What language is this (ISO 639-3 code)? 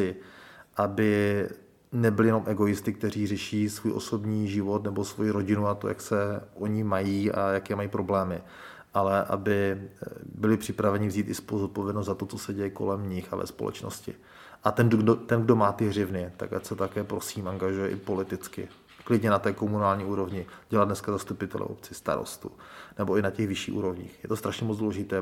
ces